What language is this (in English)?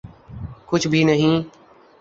Urdu